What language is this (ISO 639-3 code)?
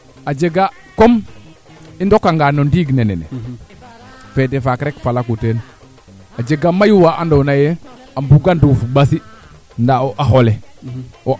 srr